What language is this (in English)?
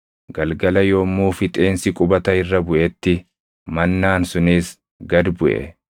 Oromo